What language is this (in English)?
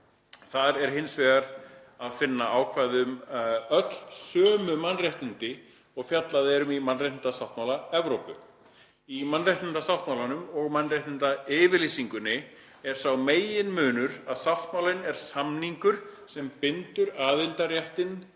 Icelandic